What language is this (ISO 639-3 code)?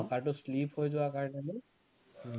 asm